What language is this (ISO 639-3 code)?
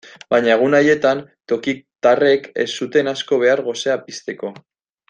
eus